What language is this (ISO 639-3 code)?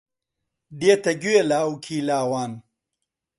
ckb